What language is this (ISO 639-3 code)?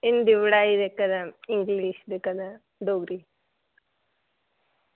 doi